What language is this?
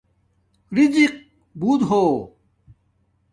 Domaaki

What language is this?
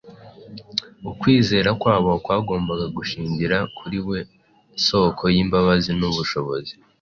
Kinyarwanda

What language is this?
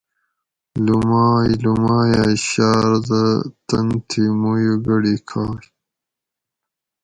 Gawri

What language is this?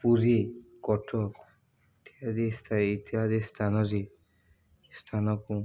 Odia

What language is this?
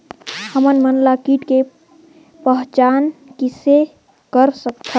Chhattisgarhi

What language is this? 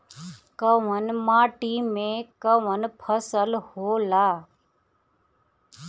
Bhojpuri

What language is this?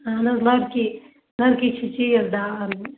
Kashmiri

